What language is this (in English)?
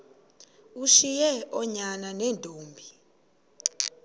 Xhosa